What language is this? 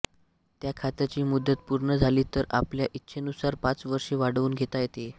Marathi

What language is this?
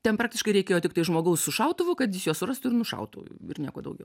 Lithuanian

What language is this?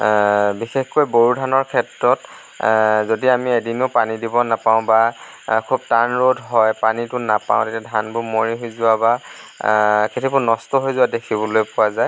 Assamese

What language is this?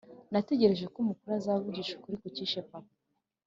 Kinyarwanda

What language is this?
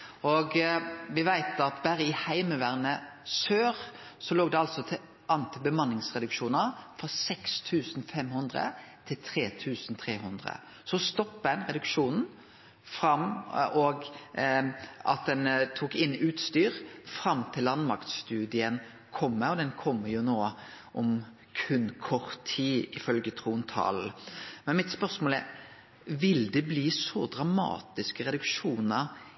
Norwegian Nynorsk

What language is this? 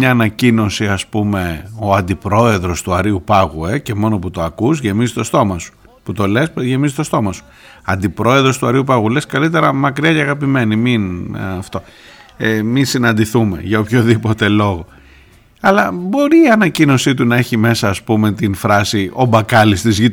Greek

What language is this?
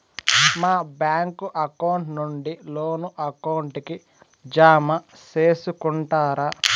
Telugu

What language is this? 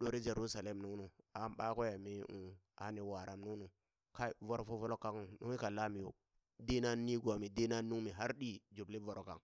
Burak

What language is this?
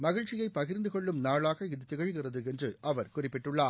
Tamil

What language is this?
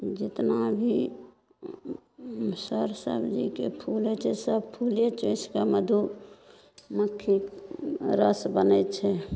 Maithili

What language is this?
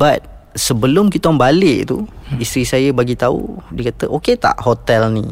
Malay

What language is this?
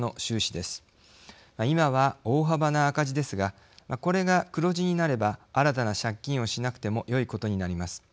Japanese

